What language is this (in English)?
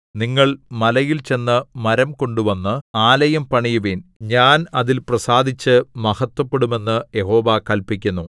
Malayalam